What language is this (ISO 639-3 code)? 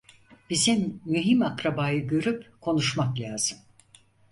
tur